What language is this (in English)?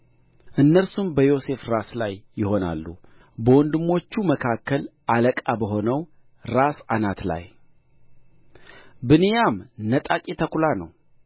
Amharic